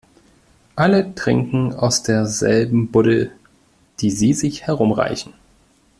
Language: German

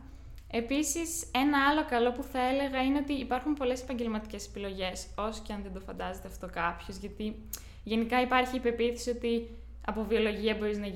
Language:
Greek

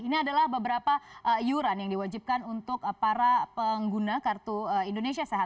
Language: Indonesian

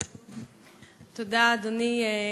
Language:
Hebrew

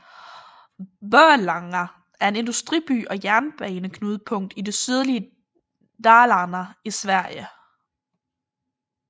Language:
Danish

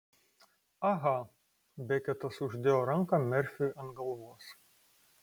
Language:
Lithuanian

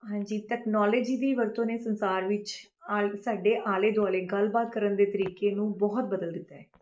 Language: Punjabi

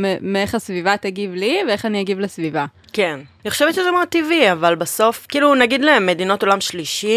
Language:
Hebrew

